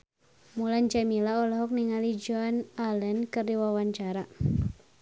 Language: Sundanese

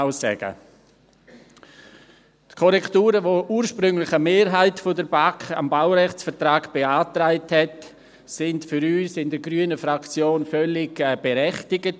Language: Swiss German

